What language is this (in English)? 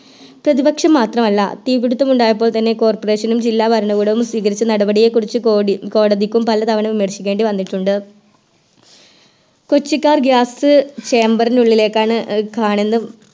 Malayalam